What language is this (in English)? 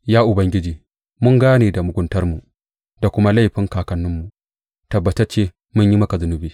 Hausa